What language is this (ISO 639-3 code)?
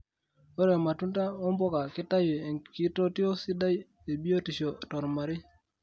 mas